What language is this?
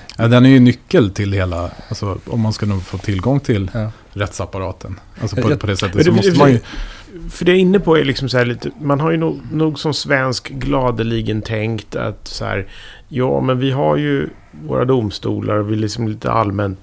Swedish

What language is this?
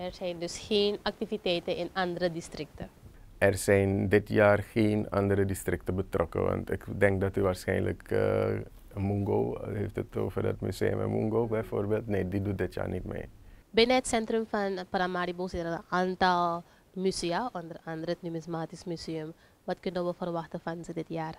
Dutch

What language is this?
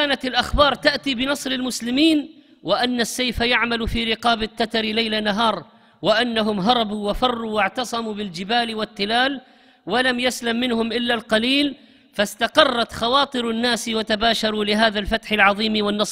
Arabic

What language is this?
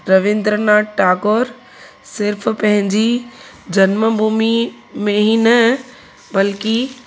Sindhi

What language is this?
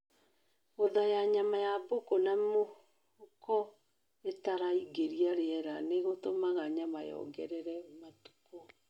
Kikuyu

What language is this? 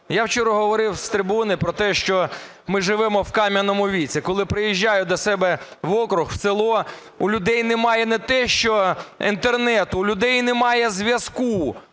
Ukrainian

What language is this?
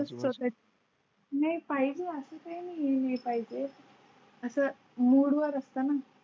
Marathi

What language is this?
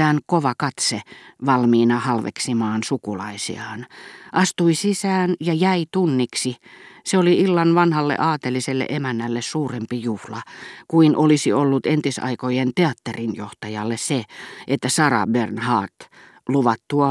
Finnish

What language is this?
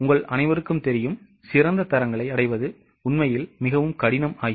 Tamil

